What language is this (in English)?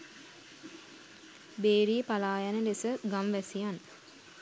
Sinhala